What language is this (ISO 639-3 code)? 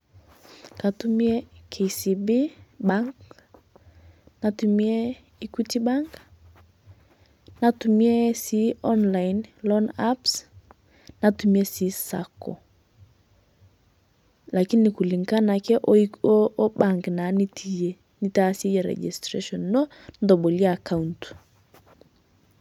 mas